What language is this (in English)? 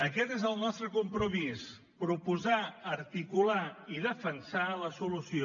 Catalan